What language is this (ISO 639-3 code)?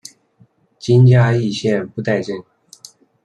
zho